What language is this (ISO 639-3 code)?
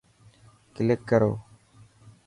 mki